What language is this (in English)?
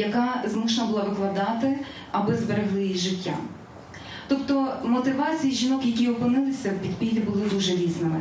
Ukrainian